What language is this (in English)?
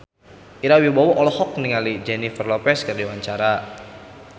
Sundanese